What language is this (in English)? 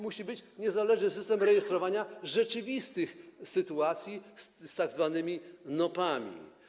Polish